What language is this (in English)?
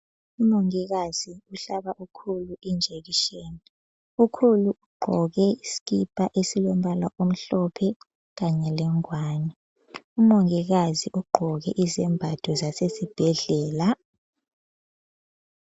North Ndebele